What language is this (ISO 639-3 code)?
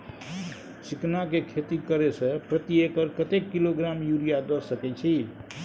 mai